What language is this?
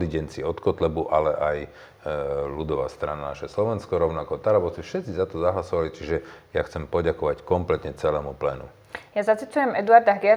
Slovak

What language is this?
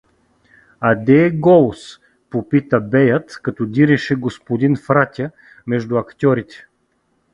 Bulgarian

